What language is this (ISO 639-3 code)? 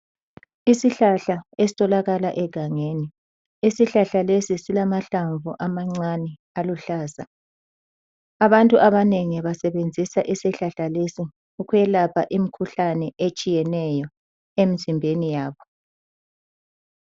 nde